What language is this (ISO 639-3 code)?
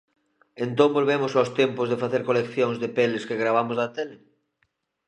glg